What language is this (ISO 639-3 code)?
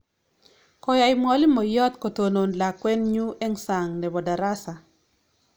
kln